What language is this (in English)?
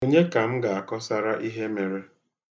Igbo